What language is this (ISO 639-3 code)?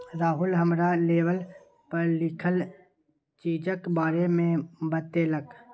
mai